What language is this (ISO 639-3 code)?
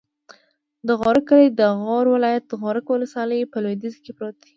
pus